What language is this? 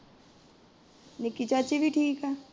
Punjabi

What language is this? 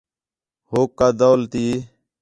Khetrani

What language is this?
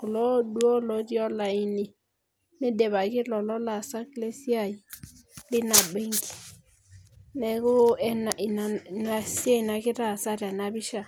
Masai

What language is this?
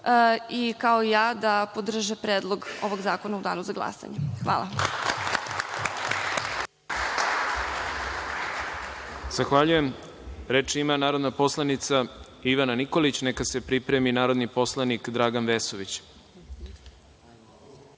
Serbian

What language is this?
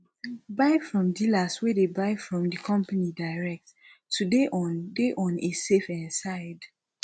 Nigerian Pidgin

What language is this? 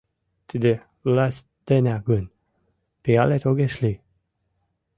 Mari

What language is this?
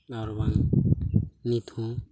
Santali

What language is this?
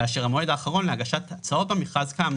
Hebrew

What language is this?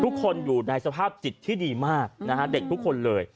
Thai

